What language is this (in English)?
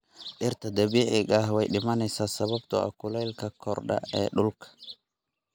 Somali